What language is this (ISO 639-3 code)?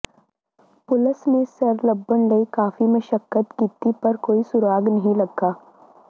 pan